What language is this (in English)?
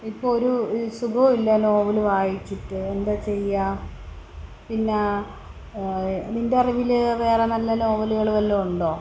Malayalam